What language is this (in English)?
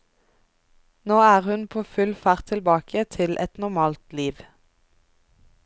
Norwegian